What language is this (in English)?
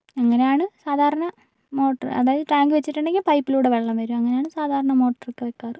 Malayalam